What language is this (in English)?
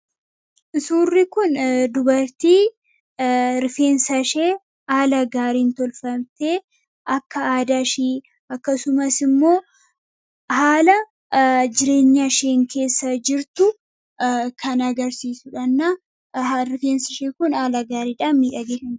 Oromo